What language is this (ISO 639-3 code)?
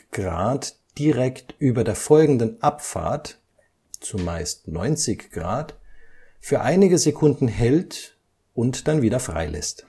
deu